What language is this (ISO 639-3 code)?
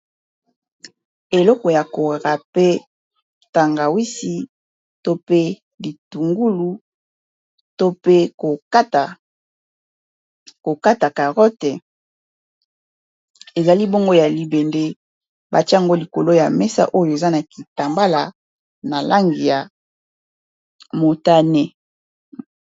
lin